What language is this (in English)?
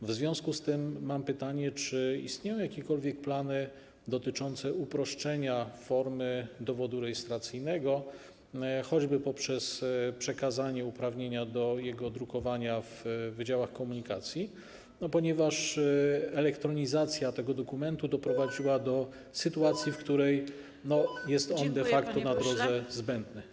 Polish